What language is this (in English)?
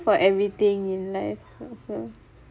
English